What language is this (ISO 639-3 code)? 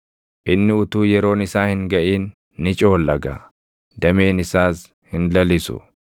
orm